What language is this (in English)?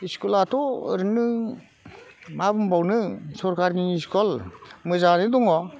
Bodo